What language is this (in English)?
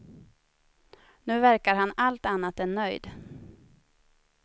Swedish